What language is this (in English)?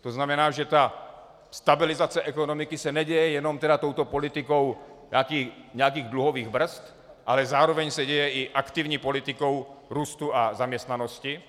Czech